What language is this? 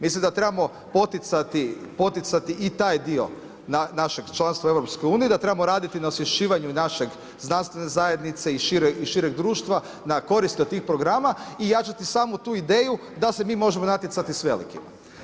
Croatian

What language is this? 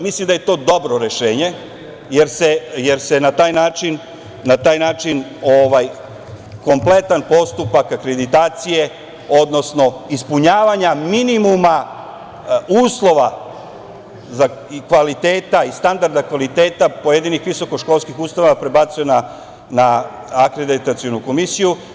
Serbian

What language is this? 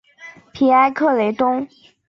Chinese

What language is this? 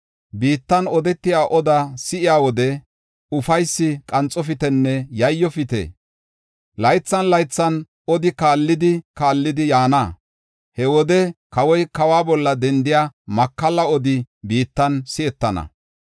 Gofa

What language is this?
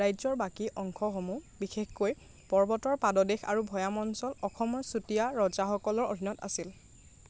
Assamese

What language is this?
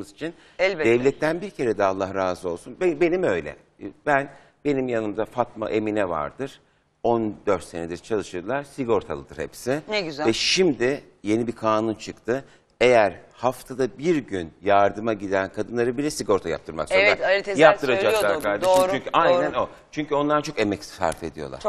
Turkish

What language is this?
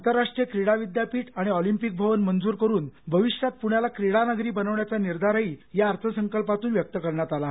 Marathi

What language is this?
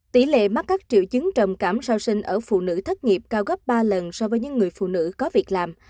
Vietnamese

